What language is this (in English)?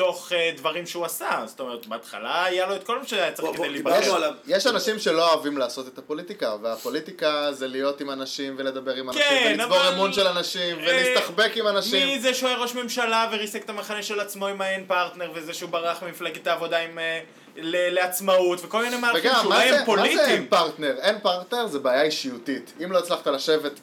Hebrew